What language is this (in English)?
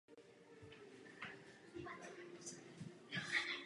Czech